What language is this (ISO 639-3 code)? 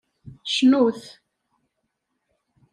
kab